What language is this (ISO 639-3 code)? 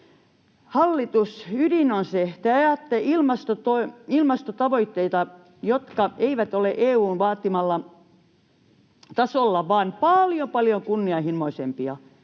fin